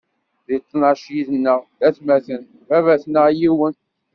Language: Kabyle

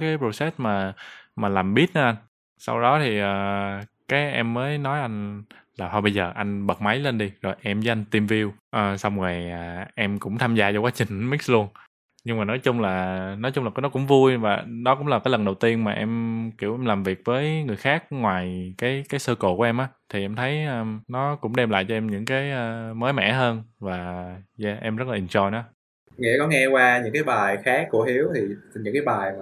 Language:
Vietnamese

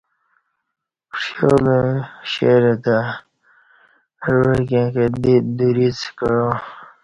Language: Kati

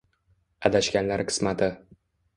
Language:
Uzbek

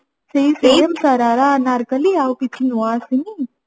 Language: Odia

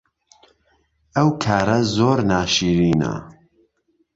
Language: Central Kurdish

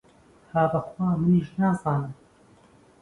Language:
Central Kurdish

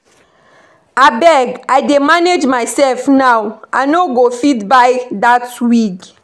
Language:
Nigerian Pidgin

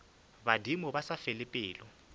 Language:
Northern Sotho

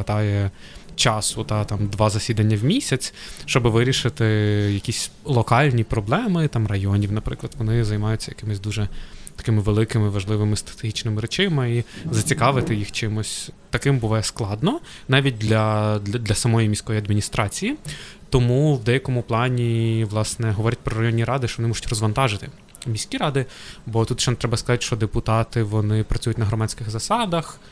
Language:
Ukrainian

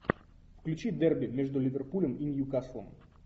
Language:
Russian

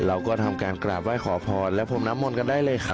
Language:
Thai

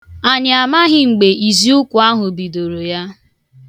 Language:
Igbo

